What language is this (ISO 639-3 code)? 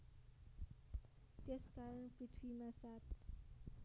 nep